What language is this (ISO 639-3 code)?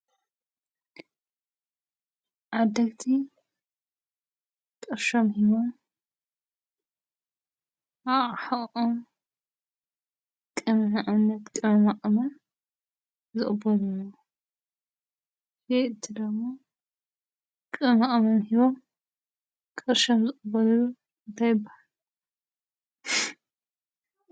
tir